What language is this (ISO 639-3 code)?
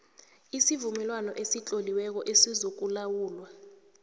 nbl